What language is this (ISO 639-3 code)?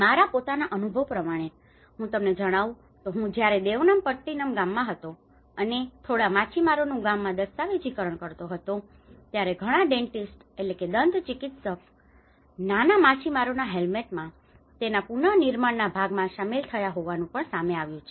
guj